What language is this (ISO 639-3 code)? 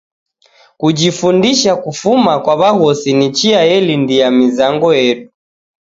dav